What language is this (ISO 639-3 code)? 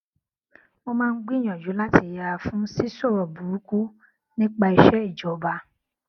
yor